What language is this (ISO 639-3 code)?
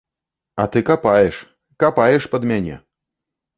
bel